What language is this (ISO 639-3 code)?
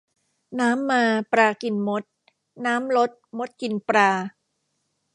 tha